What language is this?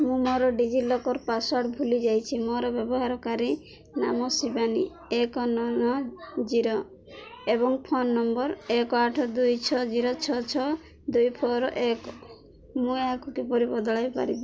Odia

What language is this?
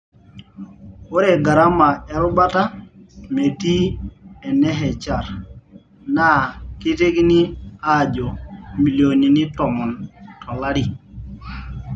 Masai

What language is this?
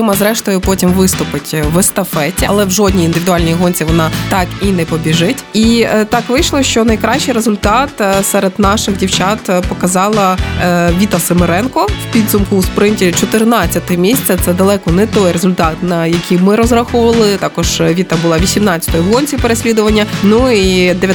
Ukrainian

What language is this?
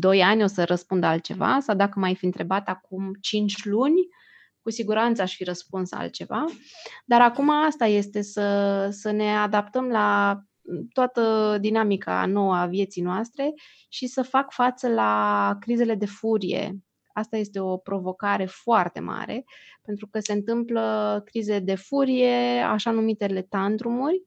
Romanian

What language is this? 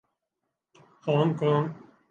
Urdu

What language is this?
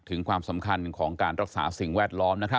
Thai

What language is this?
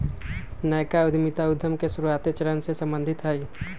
Magahi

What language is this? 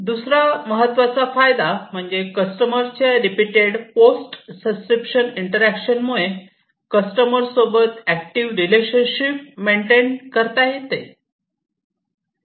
Marathi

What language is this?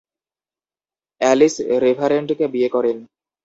Bangla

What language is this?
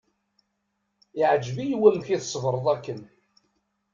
Kabyle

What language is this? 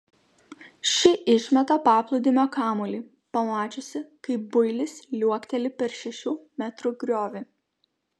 Lithuanian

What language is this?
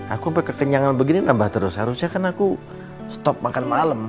Indonesian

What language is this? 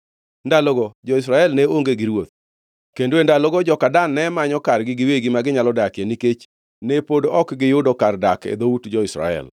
Luo (Kenya and Tanzania)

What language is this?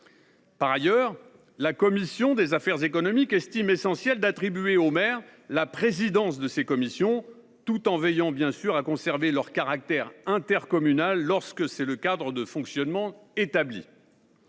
French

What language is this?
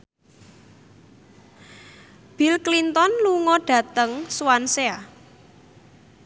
Javanese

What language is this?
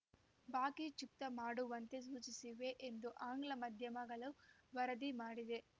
Kannada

